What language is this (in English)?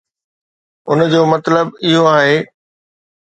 Sindhi